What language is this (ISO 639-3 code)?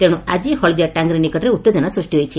ori